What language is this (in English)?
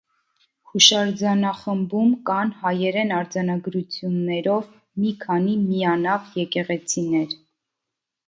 Armenian